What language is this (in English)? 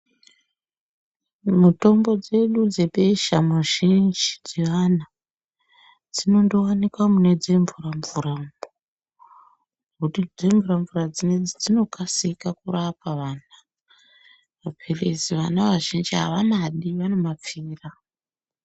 Ndau